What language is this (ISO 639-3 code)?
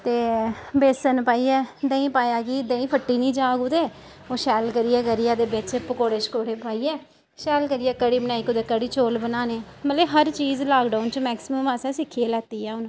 doi